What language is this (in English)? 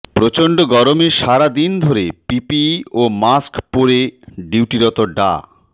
Bangla